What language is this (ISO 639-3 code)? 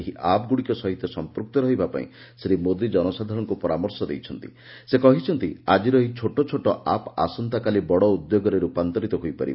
ori